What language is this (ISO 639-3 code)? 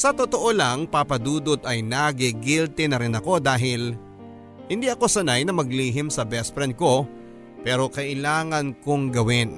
fil